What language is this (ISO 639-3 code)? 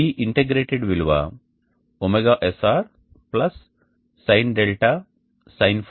tel